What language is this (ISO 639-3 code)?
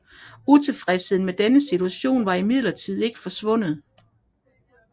dan